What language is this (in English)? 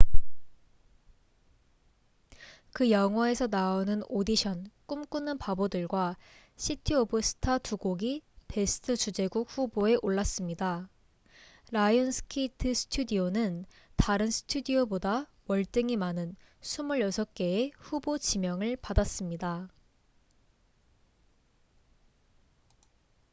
Korean